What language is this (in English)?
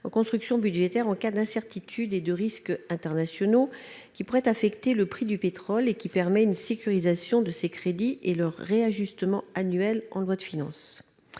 French